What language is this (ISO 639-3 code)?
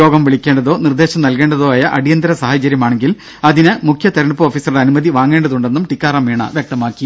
mal